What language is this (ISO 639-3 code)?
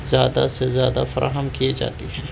urd